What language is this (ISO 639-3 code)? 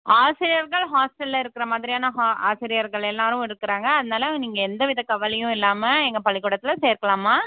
tam